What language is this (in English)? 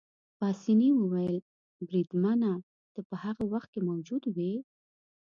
Pashto